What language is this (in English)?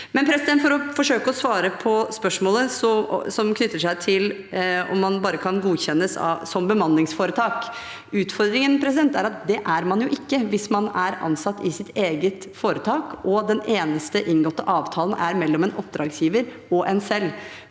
Norwegian